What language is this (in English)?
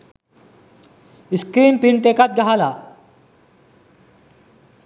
Sinhala